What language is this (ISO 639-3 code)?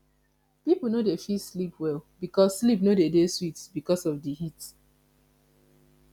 pcm